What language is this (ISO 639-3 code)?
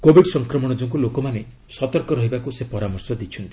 ori